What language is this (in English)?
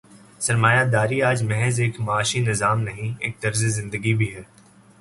Urdu